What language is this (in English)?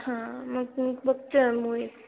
Marathi